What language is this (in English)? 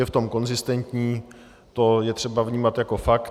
Czech